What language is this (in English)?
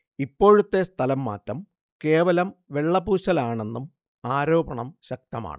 Malayalam